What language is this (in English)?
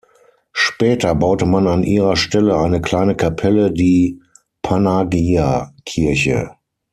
German